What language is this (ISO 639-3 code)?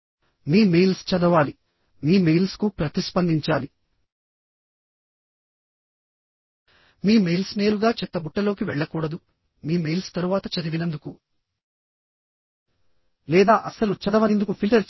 tel